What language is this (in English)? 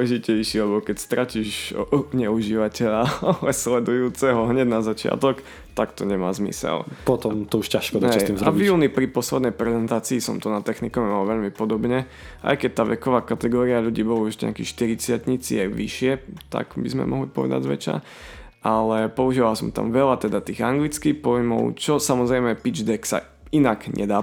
Slovak